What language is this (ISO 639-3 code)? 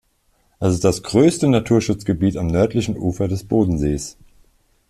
deu